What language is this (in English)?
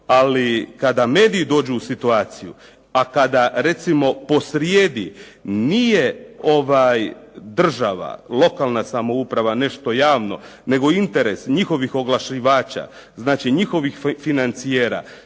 Croatian